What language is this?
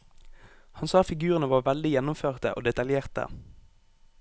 Norwegian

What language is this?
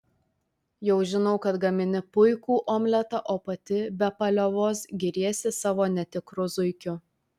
Lithuanian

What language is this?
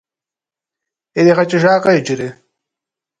Kabardian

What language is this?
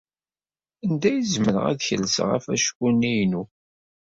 Kabyle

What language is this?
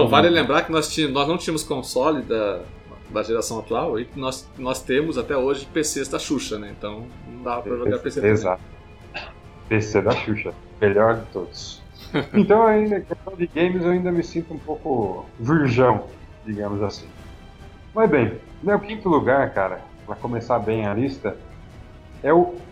Portuguese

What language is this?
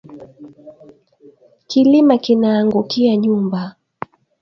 Swahili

